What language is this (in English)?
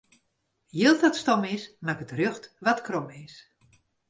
Western Frisian